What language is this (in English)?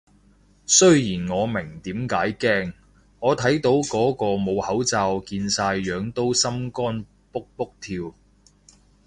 Cantonese